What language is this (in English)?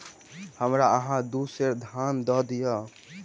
Maithili